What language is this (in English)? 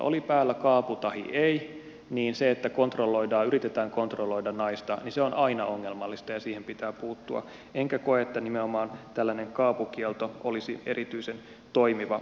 Finnish